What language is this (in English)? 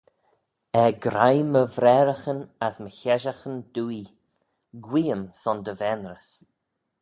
Manx